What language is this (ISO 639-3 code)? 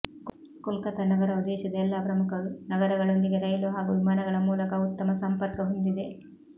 kan